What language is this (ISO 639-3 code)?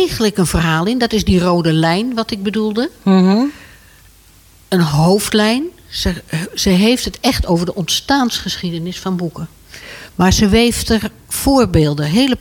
nld